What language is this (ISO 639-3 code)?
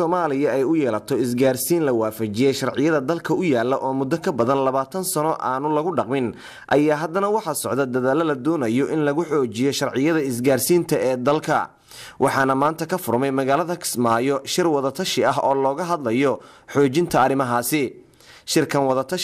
ara